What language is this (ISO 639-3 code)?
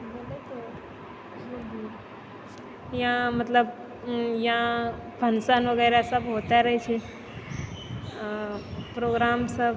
mai